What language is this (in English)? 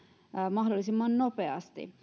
Finnish